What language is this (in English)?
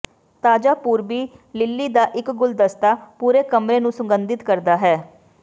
Punjabi